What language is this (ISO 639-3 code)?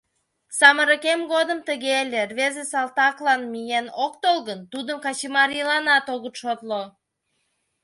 chm